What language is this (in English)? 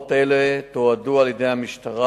Hebrew